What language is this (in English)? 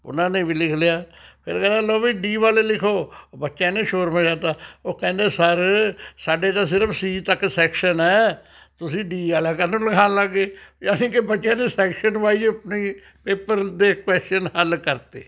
Punjabi